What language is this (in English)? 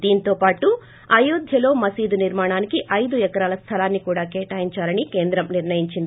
Telugu